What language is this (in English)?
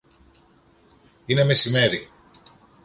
Greek